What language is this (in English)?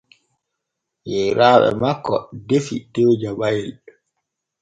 Borgu Fulfulde